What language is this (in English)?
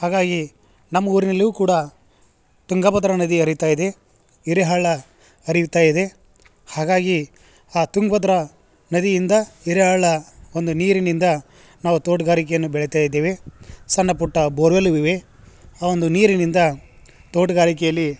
Kannada